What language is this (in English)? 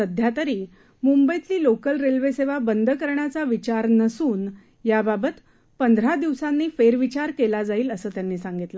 Marathi